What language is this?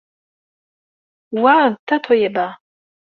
Kabyle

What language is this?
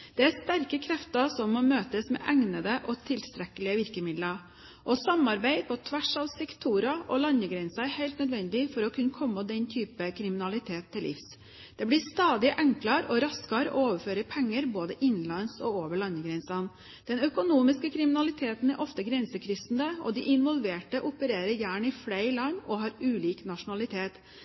Norwegian Bokmål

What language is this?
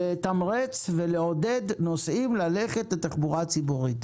Hebrew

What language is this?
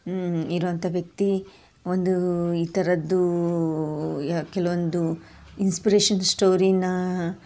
Kannada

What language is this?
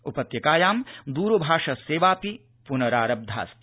Sanskrit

